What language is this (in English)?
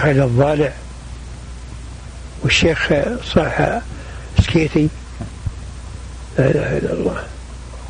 Arabic